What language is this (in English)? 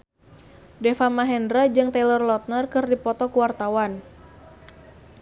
Sundanese